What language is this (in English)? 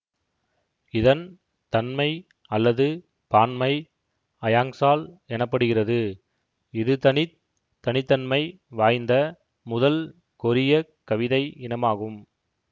Tamil